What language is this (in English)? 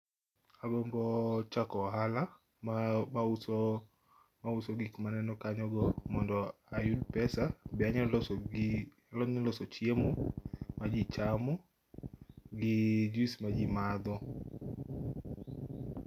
Luo (Kenya and Tanzania)